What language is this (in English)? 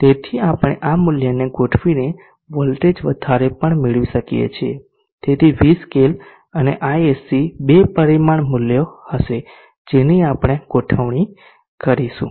Gujarati